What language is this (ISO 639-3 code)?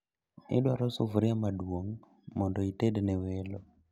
luo